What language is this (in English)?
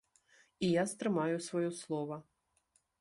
Belarusian